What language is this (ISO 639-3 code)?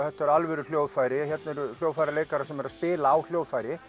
isl